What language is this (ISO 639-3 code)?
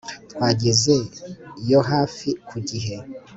kin